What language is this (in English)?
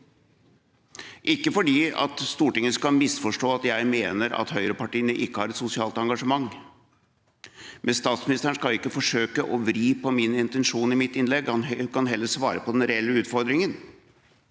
Norwegian